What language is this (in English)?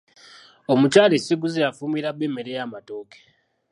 Ganda